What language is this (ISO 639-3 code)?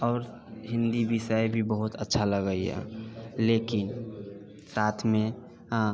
mai